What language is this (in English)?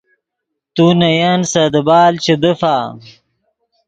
Yidgha